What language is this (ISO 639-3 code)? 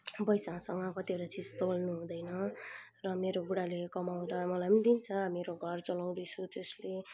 nep